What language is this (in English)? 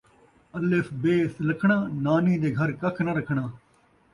Saraiki